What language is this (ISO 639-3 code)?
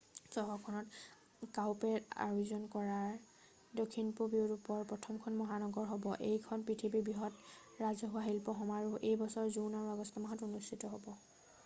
asm